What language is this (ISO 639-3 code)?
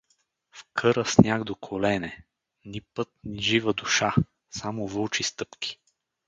bul